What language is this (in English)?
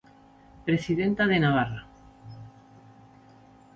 Galician